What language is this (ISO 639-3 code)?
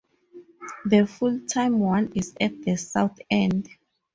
eng